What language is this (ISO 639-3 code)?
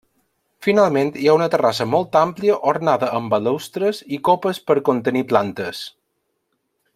cat